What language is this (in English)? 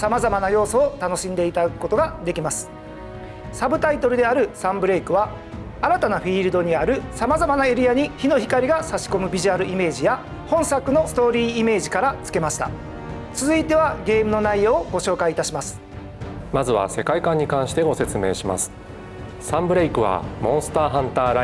Japanese